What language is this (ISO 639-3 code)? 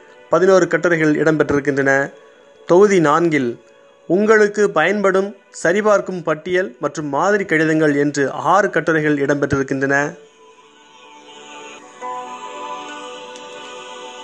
tam